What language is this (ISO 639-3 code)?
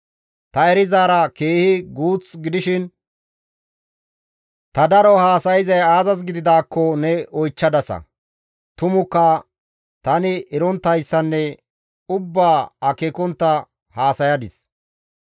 gmv